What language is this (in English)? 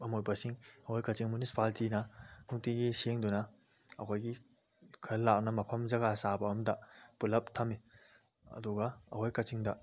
Manipuri